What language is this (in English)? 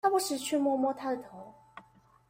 Chinese